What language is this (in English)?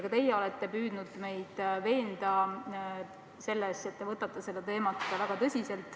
Estonian